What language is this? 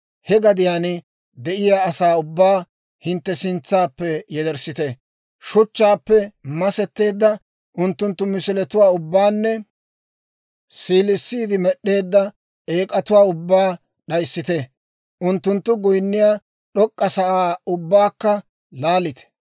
Dawro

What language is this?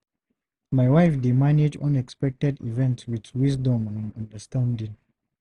Nigerian Pidgin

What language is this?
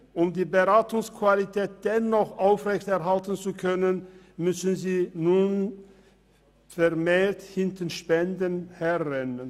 Swiss German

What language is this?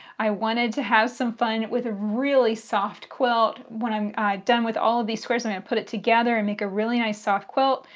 English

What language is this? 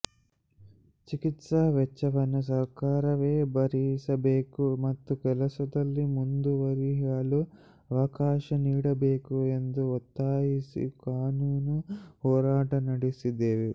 Kannada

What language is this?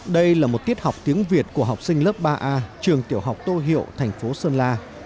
Vietnamese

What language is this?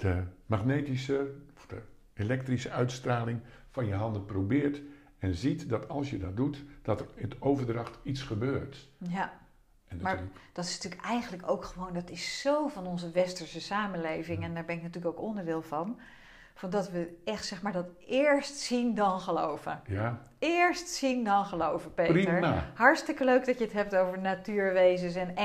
Dutch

